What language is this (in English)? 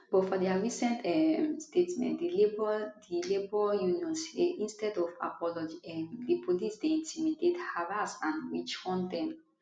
Nigerian Pidgin